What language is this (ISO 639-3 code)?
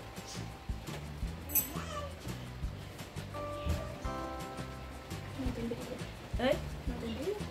por